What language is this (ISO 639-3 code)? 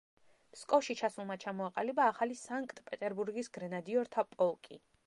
kat